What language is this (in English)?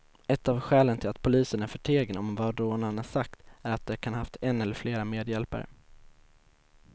Swedish